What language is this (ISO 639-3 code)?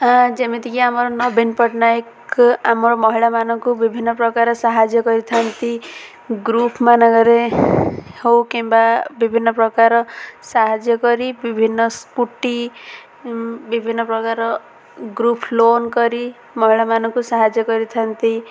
ori